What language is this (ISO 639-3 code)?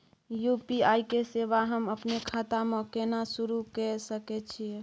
mai